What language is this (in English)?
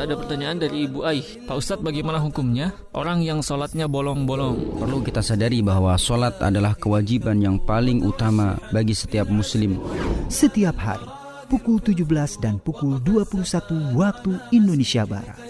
Indonesian